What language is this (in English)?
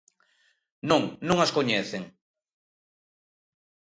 Galician